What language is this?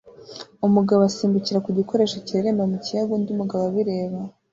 Kinyarwanda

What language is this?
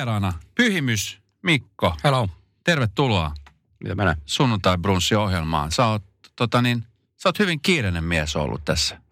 Finnish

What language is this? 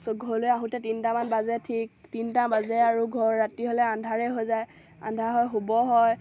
Assamese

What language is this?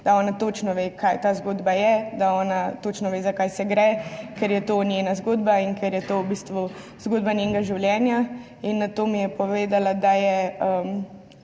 Slovenian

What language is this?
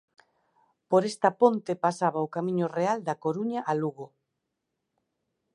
Galician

